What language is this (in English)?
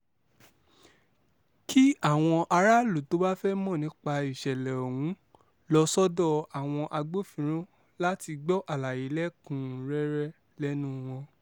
Yoruba